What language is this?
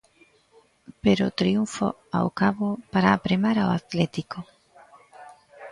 Galician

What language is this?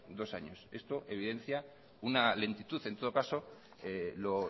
Spanish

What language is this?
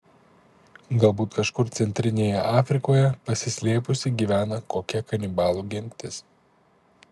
Lithuanian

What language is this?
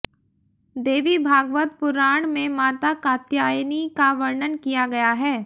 Hindi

